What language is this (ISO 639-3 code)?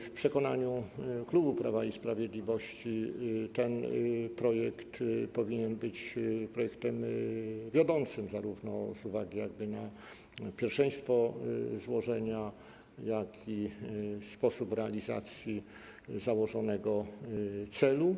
pol